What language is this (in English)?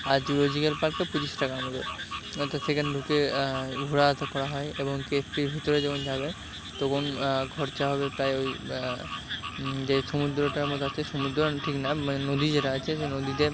Bangla